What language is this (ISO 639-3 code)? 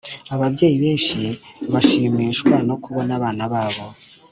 kin